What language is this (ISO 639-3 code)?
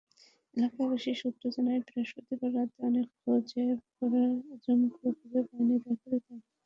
ben